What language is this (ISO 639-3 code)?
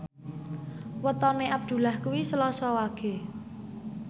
jav